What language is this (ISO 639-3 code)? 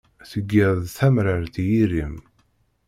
kab